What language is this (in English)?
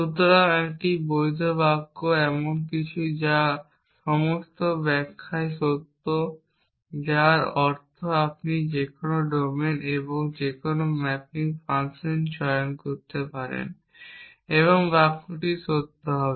Bangla